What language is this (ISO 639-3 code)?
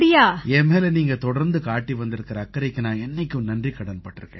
tam